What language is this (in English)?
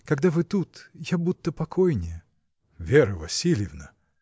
Russian